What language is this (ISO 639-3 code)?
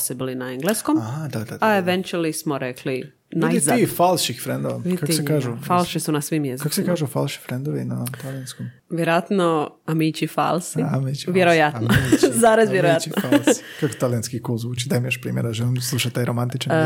hrv